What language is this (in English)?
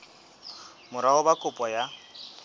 Southern Sotho